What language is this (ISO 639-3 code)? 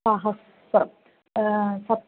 san